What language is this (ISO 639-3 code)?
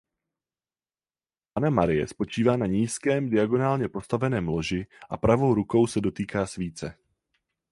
ces